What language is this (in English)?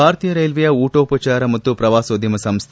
Kannada